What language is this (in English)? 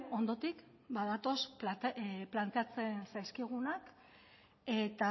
Basque